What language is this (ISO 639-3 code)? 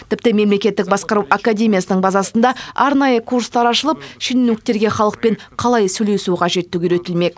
kaz